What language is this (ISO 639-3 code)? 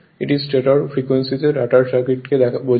ben